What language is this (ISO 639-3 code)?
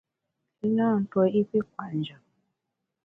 bax